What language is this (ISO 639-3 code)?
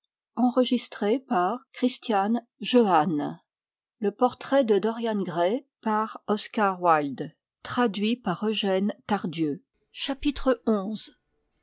fra